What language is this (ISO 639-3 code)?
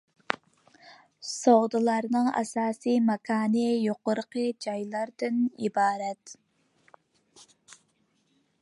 uig